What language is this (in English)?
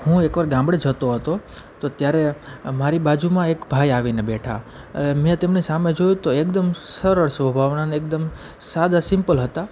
Gujarati